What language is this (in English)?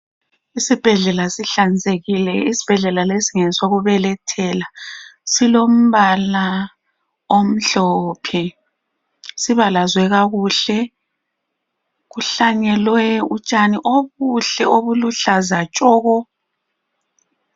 North Ndebele